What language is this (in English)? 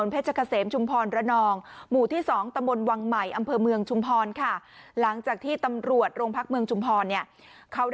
Thai